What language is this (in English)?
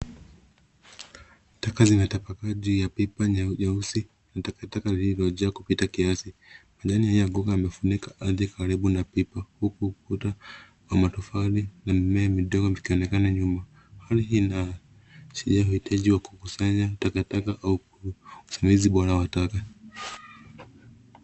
Swahili